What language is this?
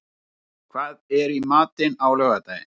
Icelandic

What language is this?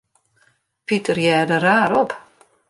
Western Frisian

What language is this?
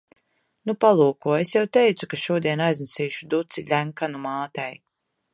Latvian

